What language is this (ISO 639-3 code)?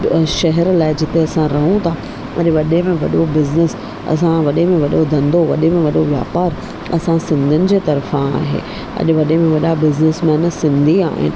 snd